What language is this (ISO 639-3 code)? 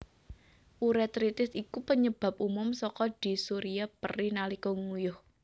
jav